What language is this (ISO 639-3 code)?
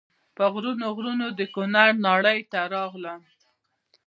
pus